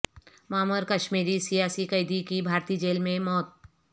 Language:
Urdu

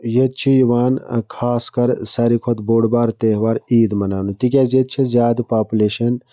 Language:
Kashmiri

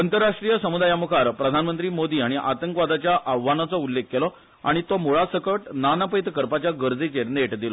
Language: Konkani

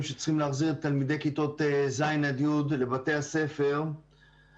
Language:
Hebrew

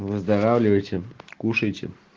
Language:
Russian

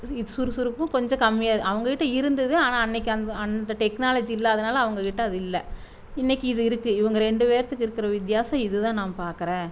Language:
Tamil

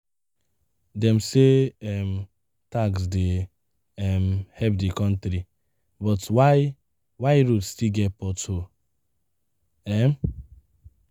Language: Nigerian Pidgin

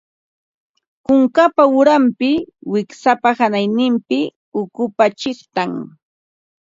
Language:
Ambo-Pasco Quechua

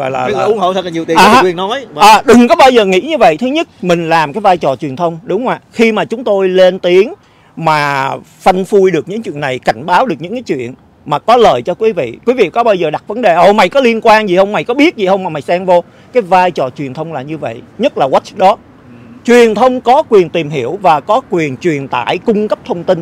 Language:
Vietnamese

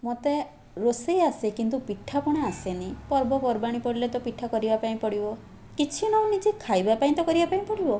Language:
Odia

